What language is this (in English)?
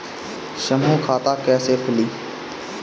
Bhojpuri